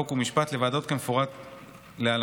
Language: Hebrew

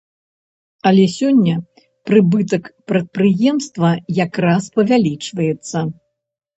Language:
Belarusian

